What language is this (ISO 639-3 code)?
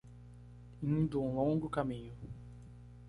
por